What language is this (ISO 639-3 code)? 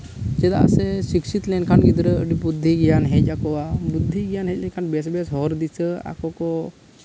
sat